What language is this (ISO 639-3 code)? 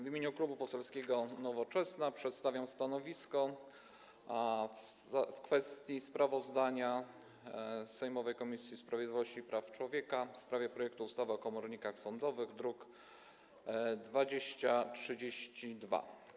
pol